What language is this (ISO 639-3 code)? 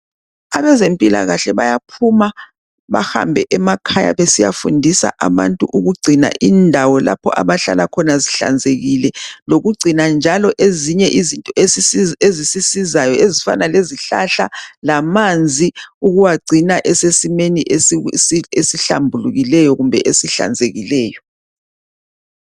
nde